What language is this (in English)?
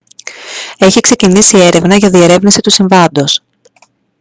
Greek